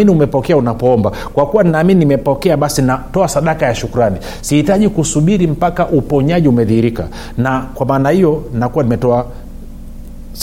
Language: Swahili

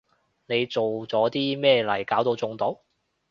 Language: Cantonese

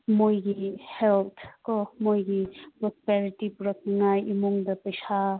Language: Manipuri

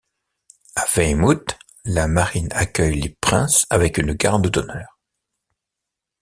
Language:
French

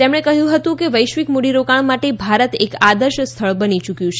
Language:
Gujarati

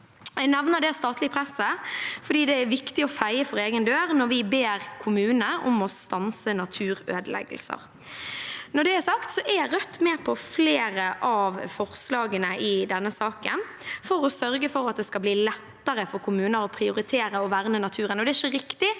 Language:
Norwegian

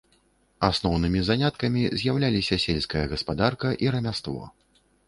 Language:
Belarusian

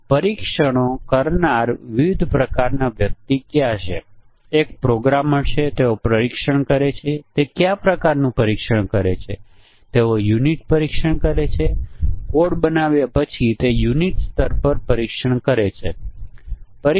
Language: Gujarati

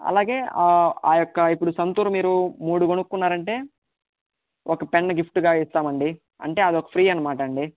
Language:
Telugu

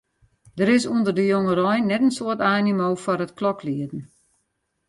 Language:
Western Frisian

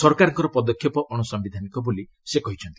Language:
Odia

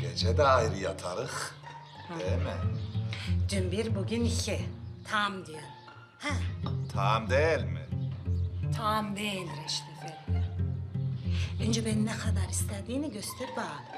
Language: Turkish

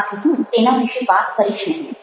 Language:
Gujarati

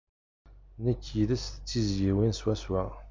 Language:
Kabyle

